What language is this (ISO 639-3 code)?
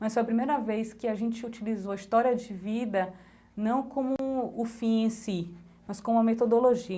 por